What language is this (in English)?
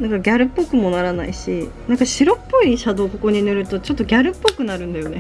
Japanese